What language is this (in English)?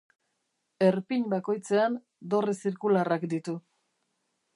Basque